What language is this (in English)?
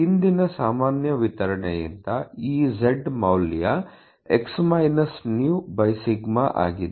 Kannada